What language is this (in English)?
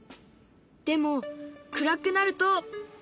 Japanese